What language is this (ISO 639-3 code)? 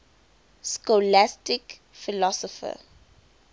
eng